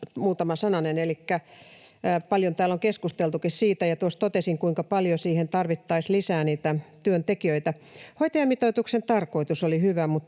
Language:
Finnish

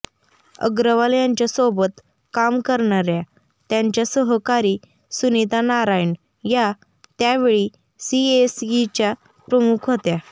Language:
Marathi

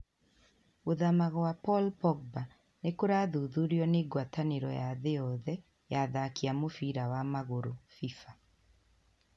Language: Kikuyu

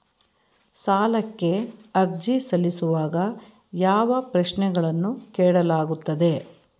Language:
Kannada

